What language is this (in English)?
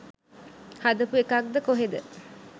Sinhala